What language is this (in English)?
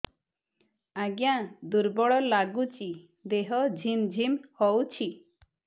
Odia